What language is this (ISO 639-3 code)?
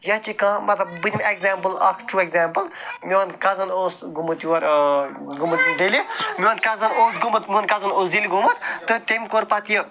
kas